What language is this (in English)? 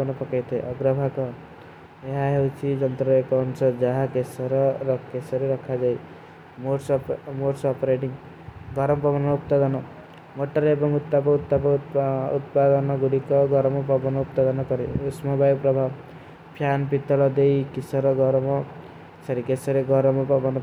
Kui (India)